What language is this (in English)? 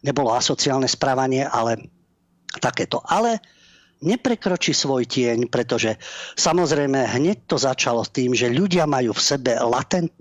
Slovak